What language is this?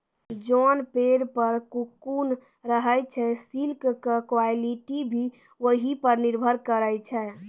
Maithili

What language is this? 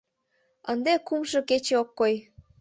Mari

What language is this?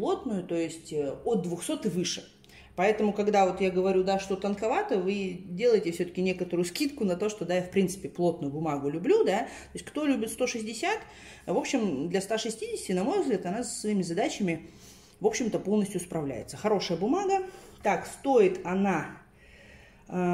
Russian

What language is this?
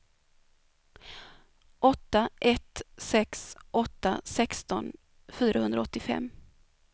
Swedish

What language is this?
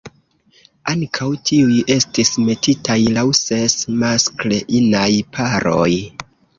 Esperanto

